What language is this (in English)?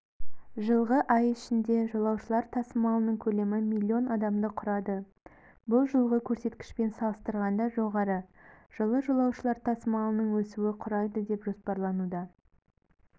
Kazakh